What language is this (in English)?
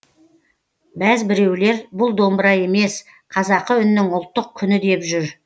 Kazakh